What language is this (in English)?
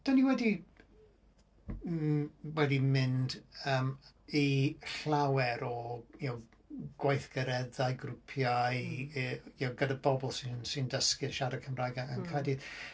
Welsh